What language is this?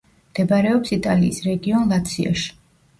Georgian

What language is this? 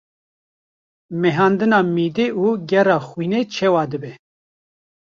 Kurdish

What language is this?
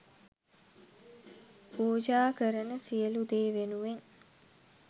Sinhala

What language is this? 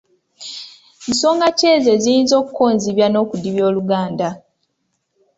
Ganda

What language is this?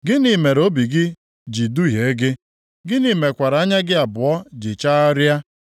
Igbo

